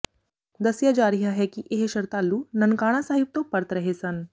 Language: Punjabi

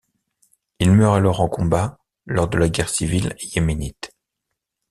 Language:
French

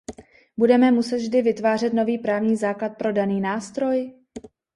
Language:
Czech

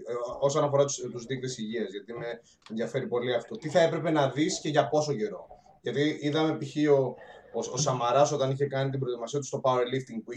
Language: Greek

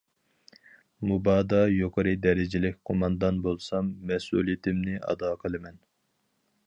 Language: Uyghur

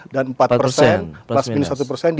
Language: Indonesian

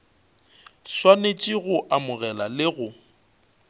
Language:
Northern Sotho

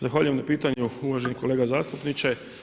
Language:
Croatian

